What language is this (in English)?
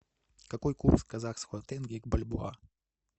Russian